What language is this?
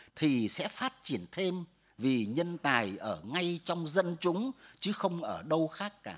Vietnamese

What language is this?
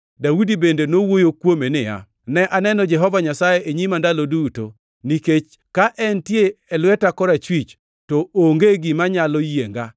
Luo (Kenya and Tanzania)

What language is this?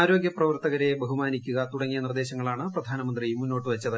Malayalam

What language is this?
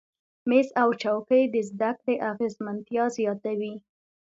Pashto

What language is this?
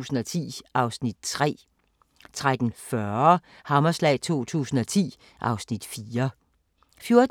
Danish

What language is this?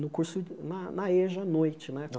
Portuguese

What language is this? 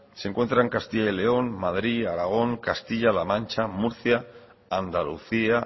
Spanish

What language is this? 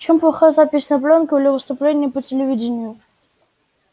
Russian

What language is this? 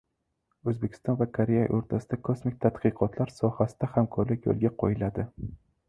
Uzbek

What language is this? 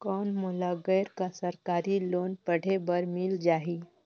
Chhattisgarhi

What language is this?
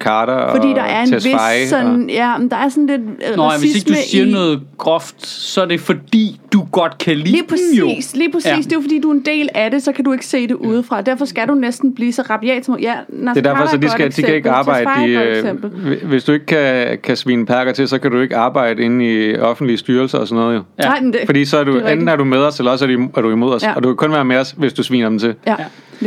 Danish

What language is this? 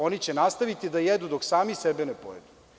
Serbian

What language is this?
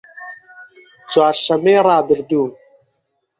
Central Kurdish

